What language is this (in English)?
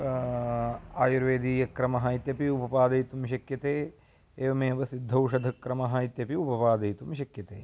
Sanskrit